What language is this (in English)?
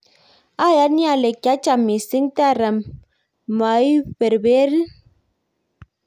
Kalenjin